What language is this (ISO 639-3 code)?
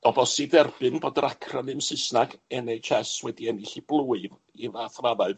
cym